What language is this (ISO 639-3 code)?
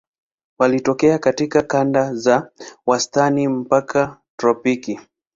swa